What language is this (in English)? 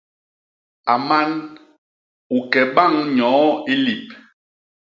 Basaa